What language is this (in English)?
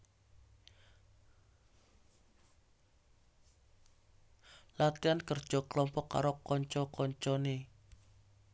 Javanese